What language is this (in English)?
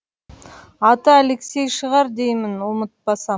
Kazakh